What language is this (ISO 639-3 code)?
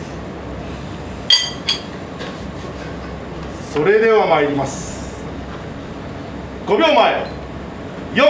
jpn